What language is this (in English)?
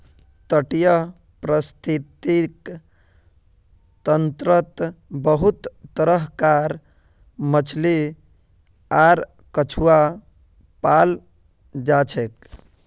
Magahi